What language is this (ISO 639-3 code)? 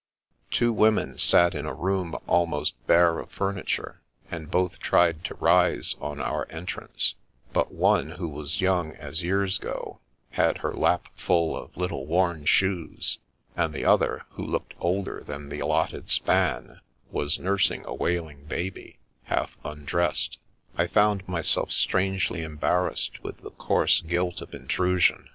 eng